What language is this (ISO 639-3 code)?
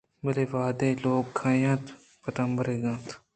bgp